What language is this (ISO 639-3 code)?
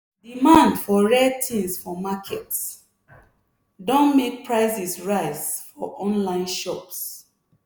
pcm